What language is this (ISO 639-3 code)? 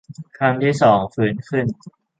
tha